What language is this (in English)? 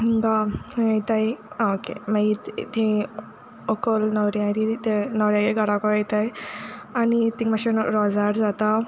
Konkani